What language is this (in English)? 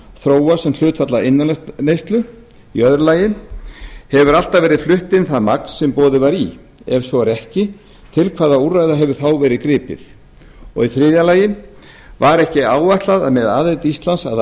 Icelandic